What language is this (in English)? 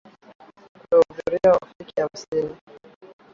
Swahili